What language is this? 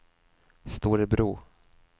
Swedish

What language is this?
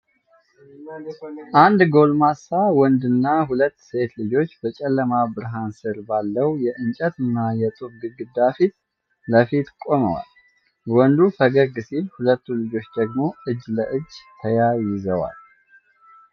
Amharic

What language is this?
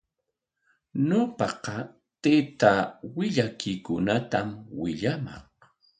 Corongo Ancash Quechua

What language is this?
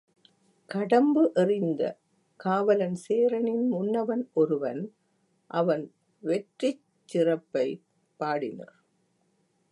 Tamil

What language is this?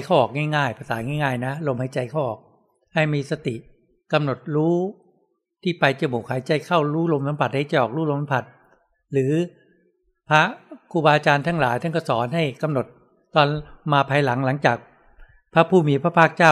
Thai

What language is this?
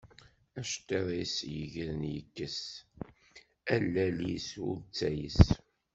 Kabyle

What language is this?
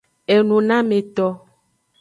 Aja (Benin)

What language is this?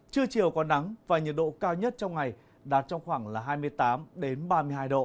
Vietnamese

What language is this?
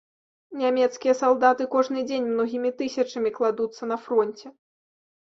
Belarusian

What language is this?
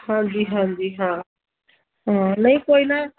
Punjabi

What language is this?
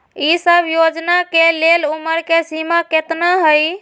Magahi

